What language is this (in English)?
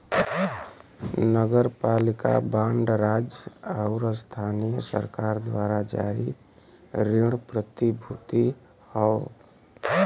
Bhojpuri